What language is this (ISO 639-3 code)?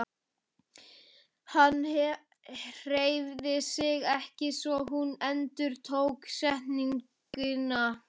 isl